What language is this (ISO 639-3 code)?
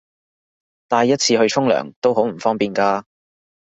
yue